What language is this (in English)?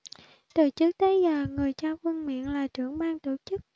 Vietnamese